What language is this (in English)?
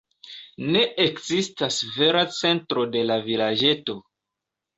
Esperanto